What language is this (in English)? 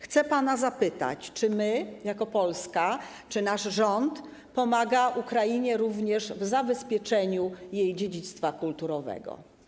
Polish